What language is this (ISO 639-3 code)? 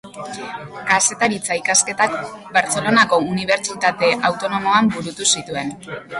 eus